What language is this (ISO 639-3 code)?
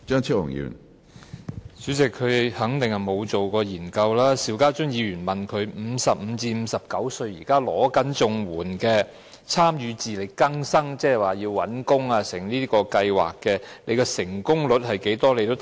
yue